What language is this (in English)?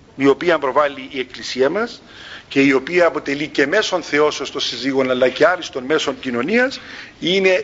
Greek